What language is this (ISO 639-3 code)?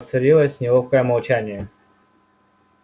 rus